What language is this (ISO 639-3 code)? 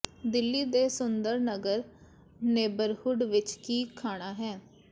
pan